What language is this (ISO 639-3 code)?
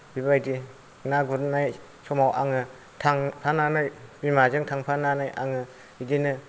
brx